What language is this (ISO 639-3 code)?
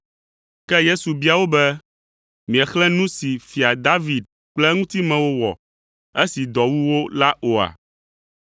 ewe